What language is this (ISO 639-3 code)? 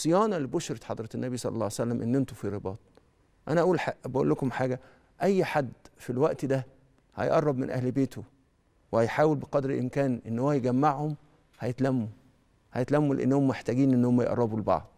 ara